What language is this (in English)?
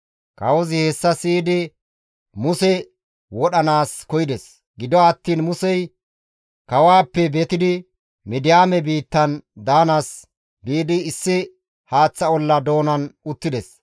Gamo